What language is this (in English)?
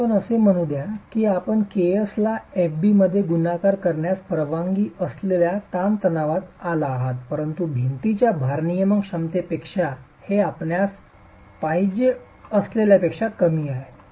Marathi